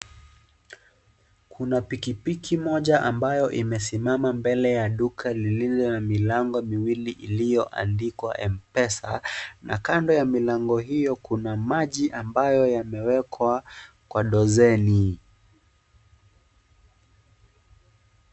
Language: Swahili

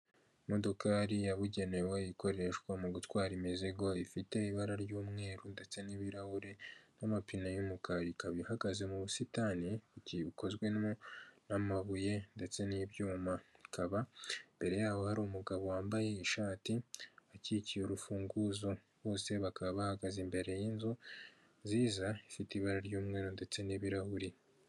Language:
Kinyarwanda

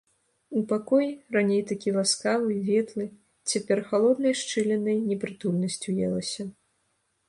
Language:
Belarusian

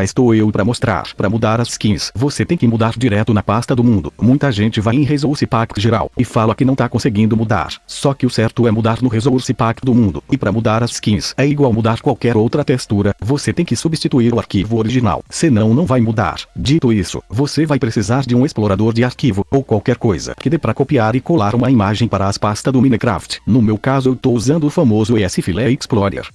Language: Portuguese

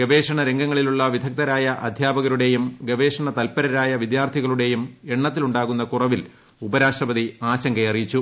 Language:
Malayalam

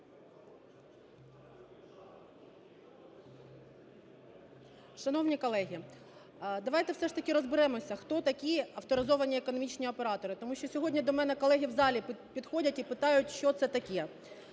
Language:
Ukrainian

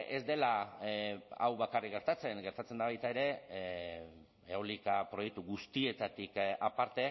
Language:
Basque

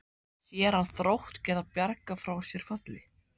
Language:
Icelandic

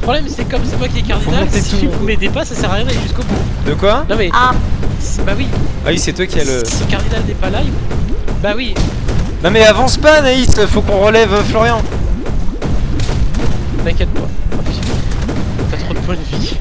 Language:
French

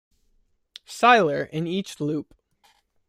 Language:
English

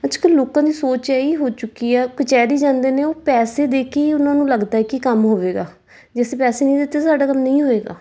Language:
Punjabi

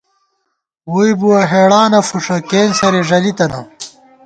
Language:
Gawar-Bati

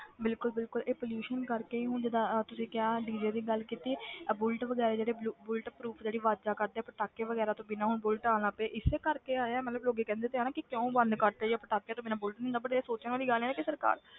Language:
Punjabi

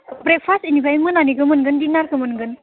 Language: Bodo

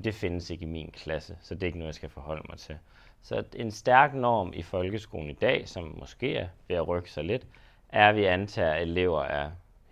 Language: Danish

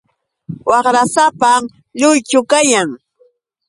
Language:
Yauyos Quechua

